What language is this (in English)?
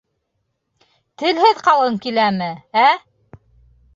Bashkir